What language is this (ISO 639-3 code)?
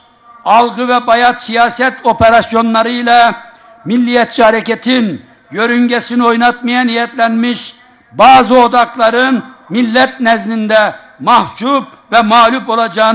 tur